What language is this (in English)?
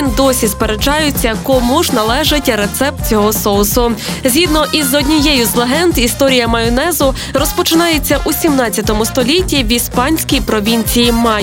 Ukrainian